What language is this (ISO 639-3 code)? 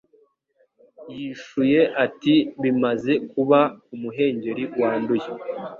kin